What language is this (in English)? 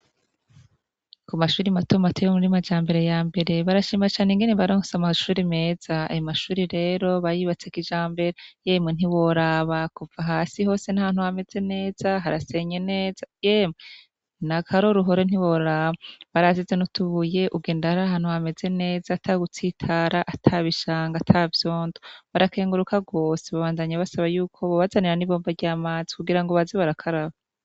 Rundi